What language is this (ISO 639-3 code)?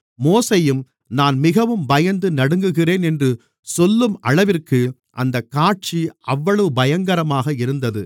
tam